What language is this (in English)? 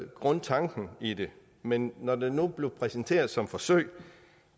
Danish